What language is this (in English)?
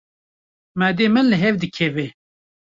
Kurdish